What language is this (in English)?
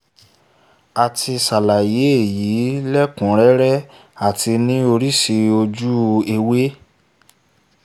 Yoruba